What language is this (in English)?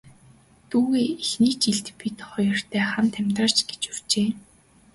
Mongolian